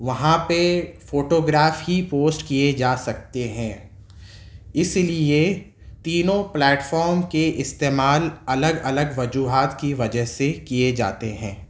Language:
Urdu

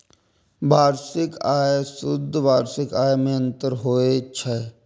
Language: Maithili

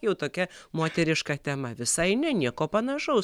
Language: Lithuanian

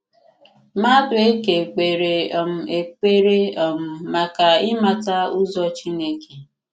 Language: Igbo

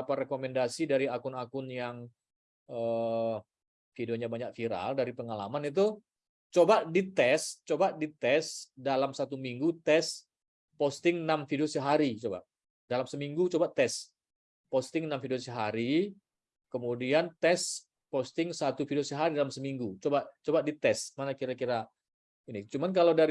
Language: Indonesian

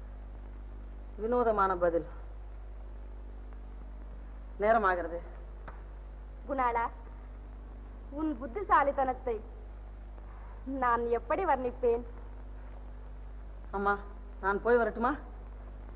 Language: Tamil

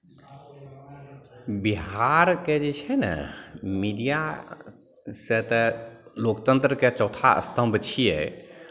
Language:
Maithili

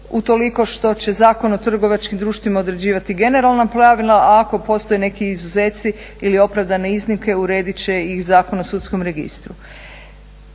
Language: Croatian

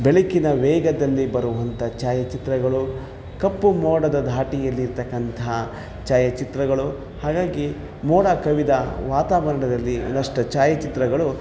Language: Kannada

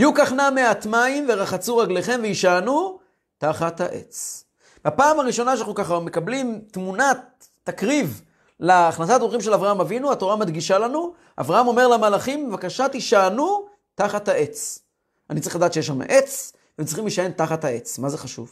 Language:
Hebrew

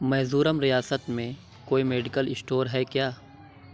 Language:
Urdu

